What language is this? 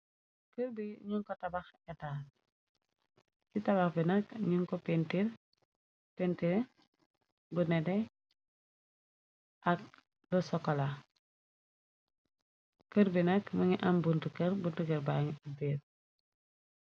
Wolof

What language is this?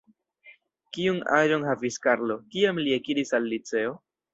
Esperanto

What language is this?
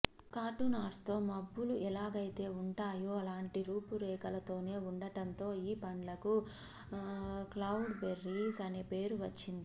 Telugu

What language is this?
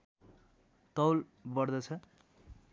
Nepali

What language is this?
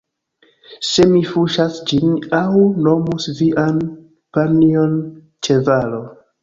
Esperanto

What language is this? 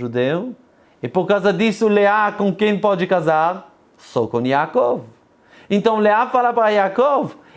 Portuguese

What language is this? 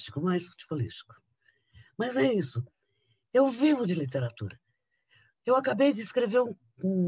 Portuguese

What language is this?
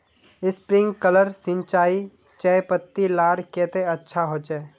Magahi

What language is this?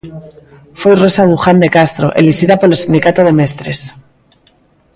Galician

